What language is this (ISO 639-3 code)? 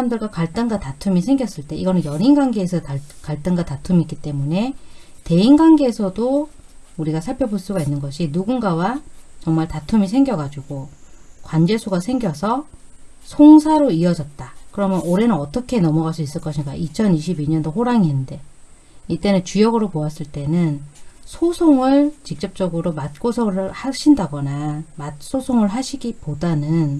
kor